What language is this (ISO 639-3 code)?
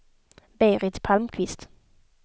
swe